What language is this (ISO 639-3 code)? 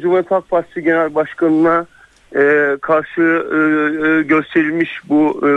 tur